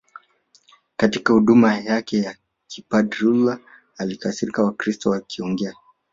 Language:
Swahili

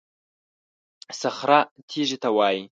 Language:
Pashto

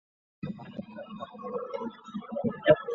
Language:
Chinese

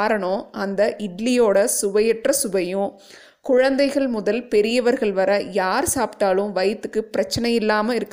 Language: Tamil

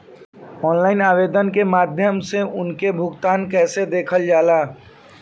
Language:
Bhojpuri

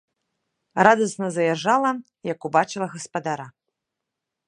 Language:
Belarusian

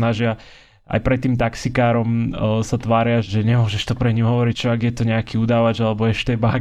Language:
Slovak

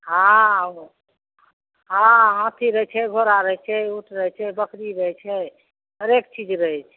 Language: Maithili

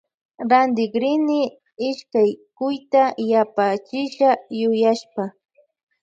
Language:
Loja Highland Quichua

